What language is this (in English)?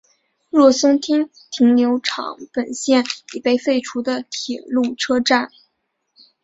Chinese